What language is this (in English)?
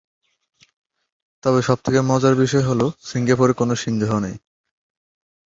Bangla